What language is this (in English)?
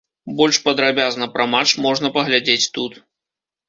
Belarusian